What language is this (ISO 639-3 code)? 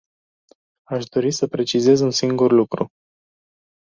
ron